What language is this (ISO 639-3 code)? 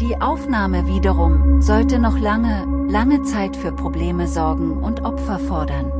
deu